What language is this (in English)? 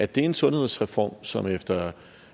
Danish